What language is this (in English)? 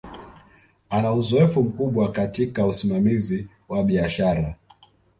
Swahili